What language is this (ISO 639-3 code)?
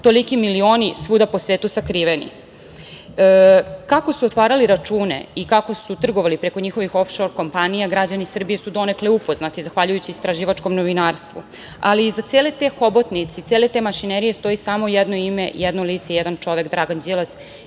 srp